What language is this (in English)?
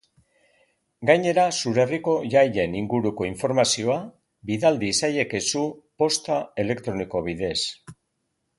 Basque